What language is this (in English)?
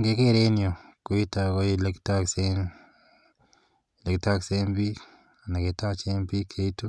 Kalenjin